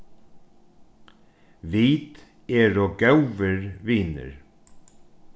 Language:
Faroese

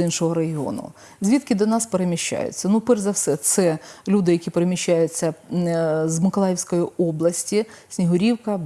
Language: Ukrainian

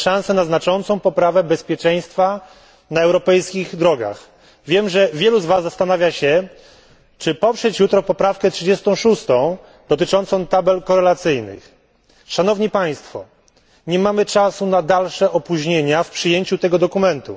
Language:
Polish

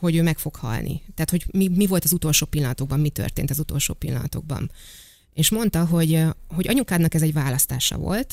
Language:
Hungarian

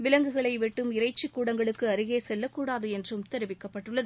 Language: Tamil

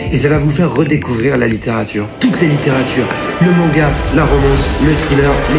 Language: French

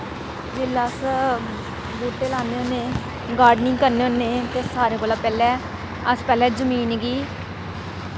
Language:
Dogri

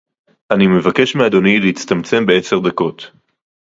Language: Hebrew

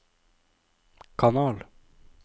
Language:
Norwegian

